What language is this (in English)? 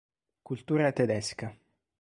Italian